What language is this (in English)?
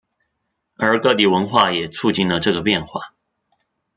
Chinese